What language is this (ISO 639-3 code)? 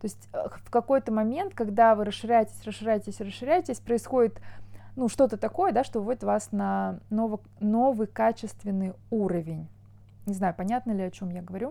rus